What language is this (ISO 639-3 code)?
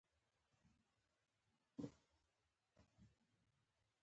pus